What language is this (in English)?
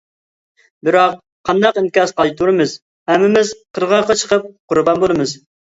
Uyghur